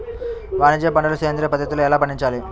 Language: Telugu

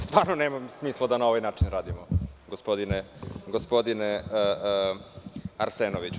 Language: Serbian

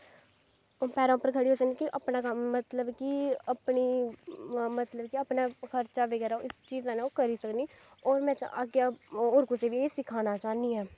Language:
Dogri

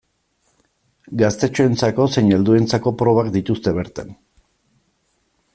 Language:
Basque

